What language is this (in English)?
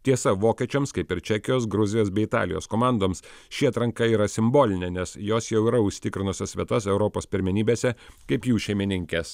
Lithuanian